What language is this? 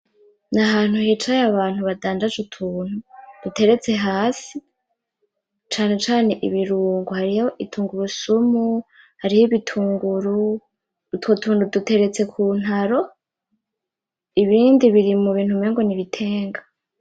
Rundi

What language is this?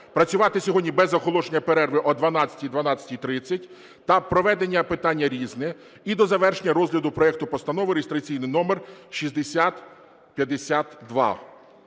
Ukrainian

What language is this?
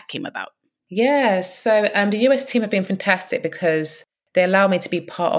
English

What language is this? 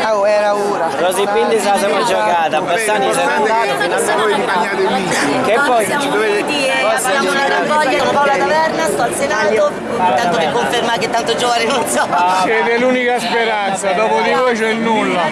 Italian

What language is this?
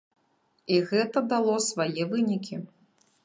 Belarusian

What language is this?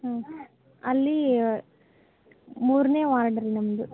Kannada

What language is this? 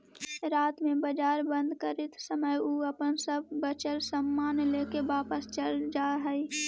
Magahi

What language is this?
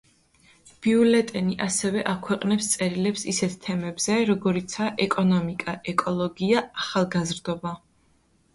Georgian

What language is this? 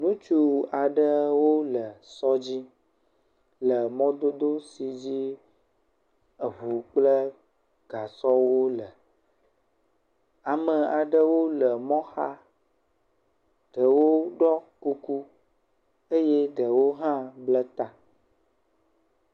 Ewe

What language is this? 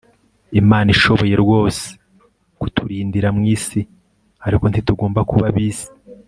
Kinyarwanda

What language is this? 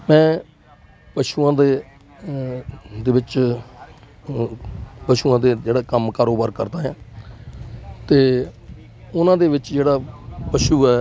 Punjabi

